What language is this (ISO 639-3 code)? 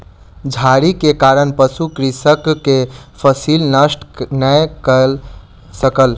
mai